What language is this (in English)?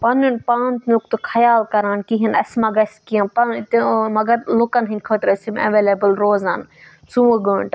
Kashmiri